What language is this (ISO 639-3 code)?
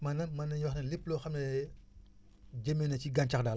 wol